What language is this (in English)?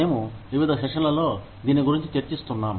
Telugu